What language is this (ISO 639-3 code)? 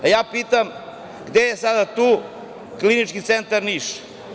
srp